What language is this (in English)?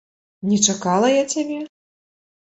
Belarusian